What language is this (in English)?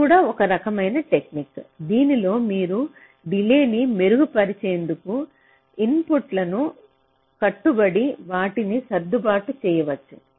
Telugu